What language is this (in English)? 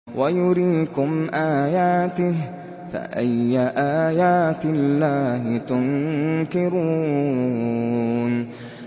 Arabic